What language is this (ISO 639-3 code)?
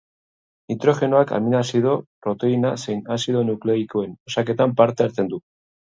eus